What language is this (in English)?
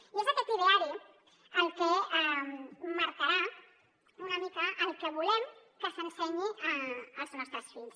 Catalan